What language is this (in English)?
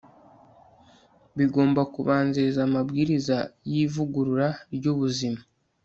Kinyarwanda